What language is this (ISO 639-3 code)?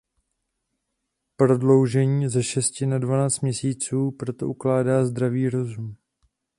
ces